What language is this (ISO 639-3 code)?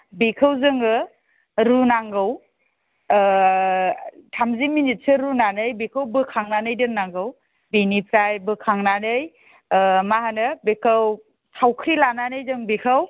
brx